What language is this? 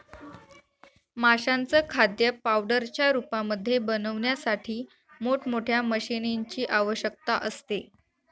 Marathi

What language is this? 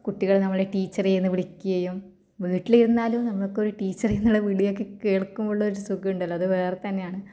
Malayalam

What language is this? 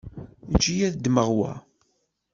Kabyle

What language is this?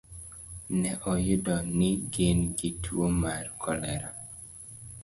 Luo (Kenya and Tanzania)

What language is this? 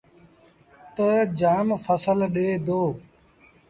Sindhi Bhil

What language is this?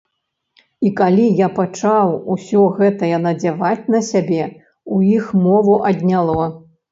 Belarusian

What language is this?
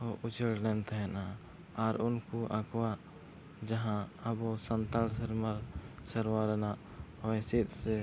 Santali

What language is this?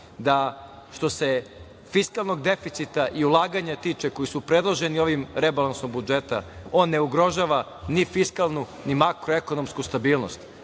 Serbian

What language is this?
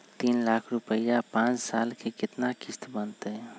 Magahi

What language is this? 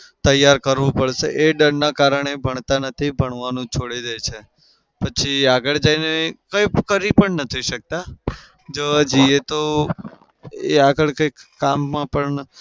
Gujarati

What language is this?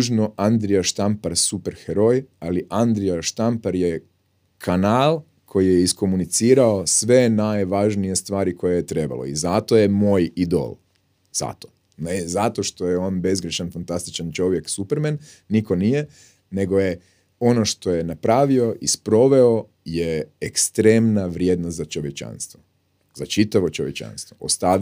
Croatian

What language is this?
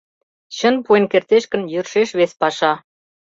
Mari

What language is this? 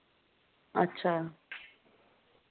Dogri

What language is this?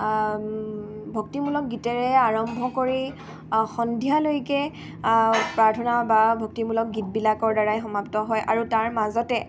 Assamese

